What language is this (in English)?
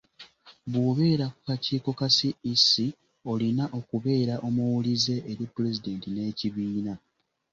Ganda